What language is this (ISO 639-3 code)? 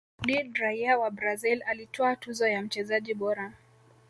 swa